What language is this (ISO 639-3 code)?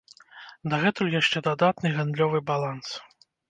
bel